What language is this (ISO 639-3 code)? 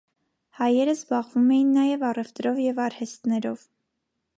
hye